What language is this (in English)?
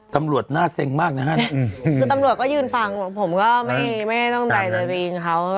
Thai